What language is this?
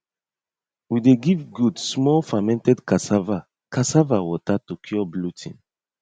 Nigerian Pidgin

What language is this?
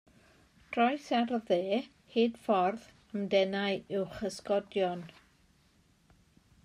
Welsh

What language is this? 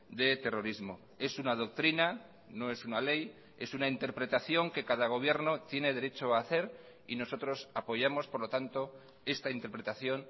Spanish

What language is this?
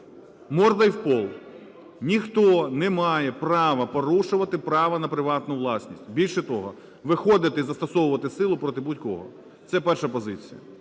Ukrainian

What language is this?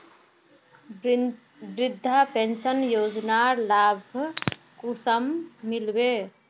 Magahi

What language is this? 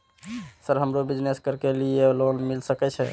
Maithili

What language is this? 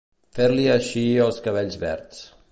Catalan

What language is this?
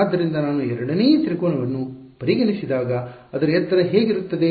Kannada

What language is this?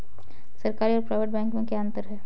Hindi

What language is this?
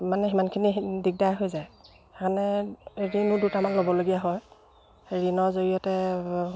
Assamese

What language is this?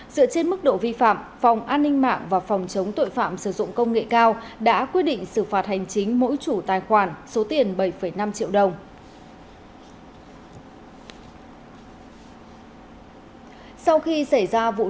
Vietnamese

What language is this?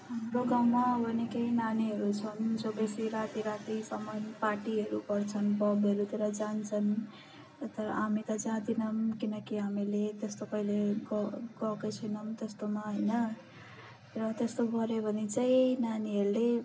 Nepali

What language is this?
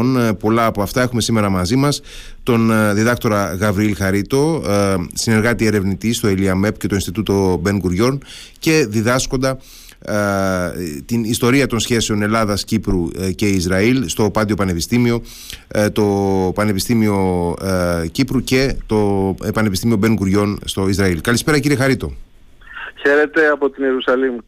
Greek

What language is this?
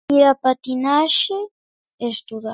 Galician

